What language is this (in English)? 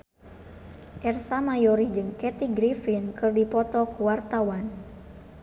Sundanese